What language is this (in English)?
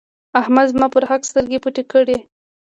Pashto